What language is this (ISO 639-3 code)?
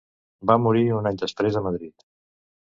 cat